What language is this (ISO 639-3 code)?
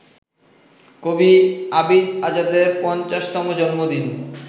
ben